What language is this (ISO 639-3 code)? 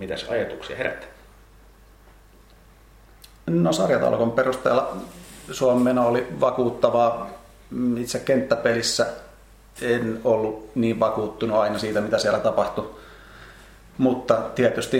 fin